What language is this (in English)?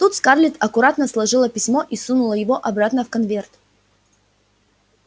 Russian